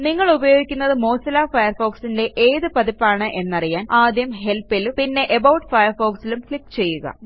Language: Malayalam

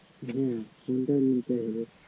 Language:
Bangla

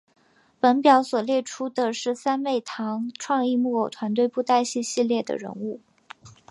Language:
Chinese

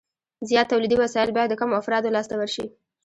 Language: Pashto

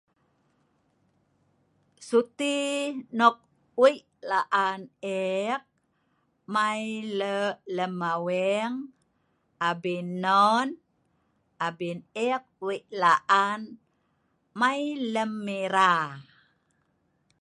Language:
Sa'ban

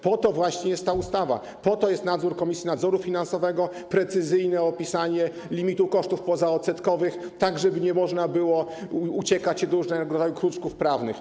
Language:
Polish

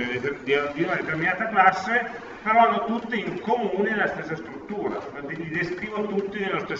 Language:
Italian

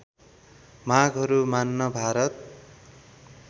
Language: Nepali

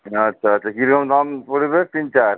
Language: Bangla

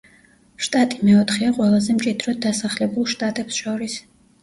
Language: Georgian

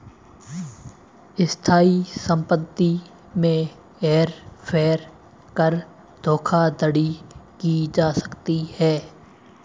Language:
Hindi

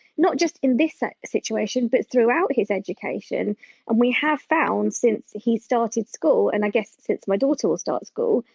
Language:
English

